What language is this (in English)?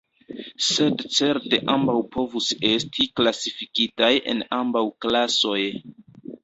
Esperanto